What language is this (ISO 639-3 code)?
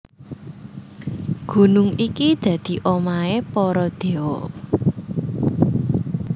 jav